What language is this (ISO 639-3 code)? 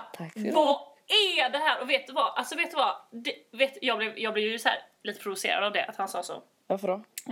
swe